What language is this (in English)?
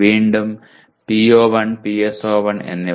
Malayalam